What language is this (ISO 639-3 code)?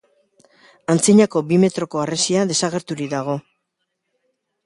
eus